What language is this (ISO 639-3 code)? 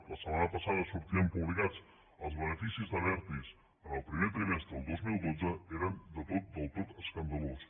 cat